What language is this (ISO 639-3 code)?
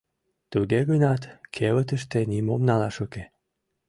chm